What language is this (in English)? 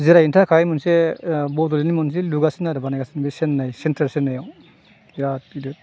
Bodo